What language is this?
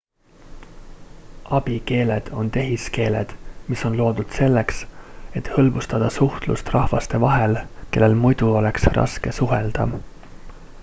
Estonian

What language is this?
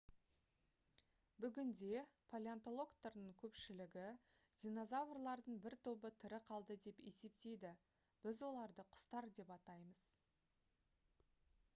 Kazakh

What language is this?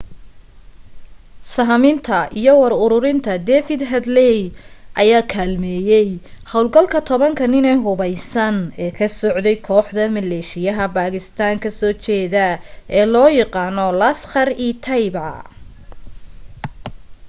Somali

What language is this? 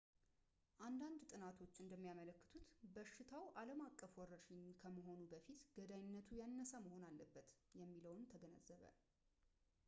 Amharic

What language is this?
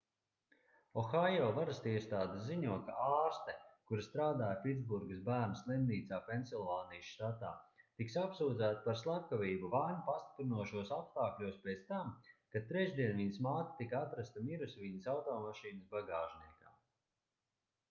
Latvian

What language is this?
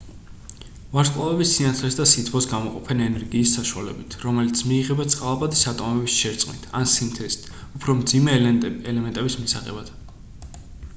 Georgian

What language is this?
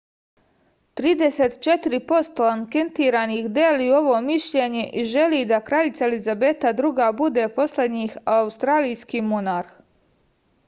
Serbian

